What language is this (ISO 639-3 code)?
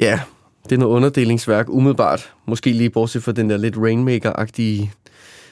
dan